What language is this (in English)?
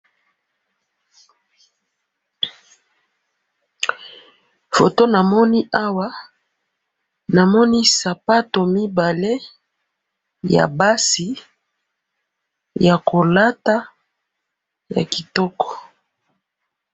Lingala